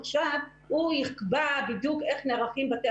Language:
Hebrew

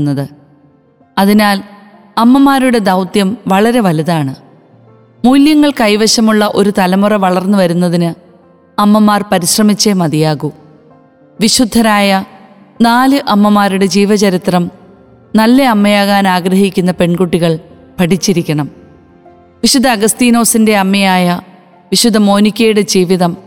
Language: Malayalam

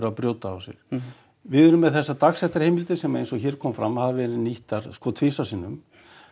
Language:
Icelandic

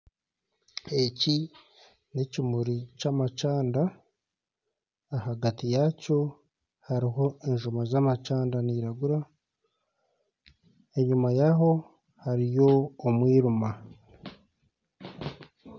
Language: Nyankole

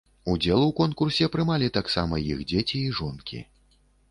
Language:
Belarusian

